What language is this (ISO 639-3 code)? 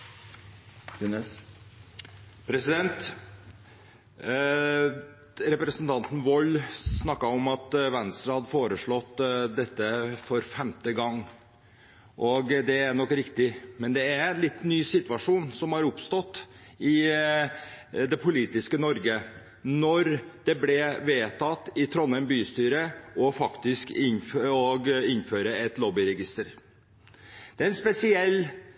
nor